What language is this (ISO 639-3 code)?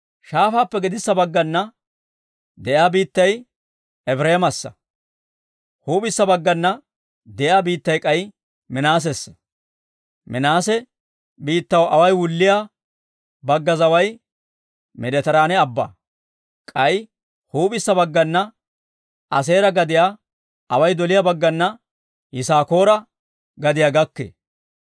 dwr